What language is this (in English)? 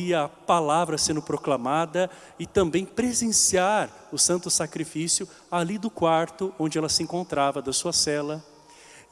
Portuguese